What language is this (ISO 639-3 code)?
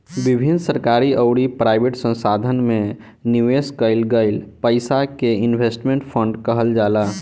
bho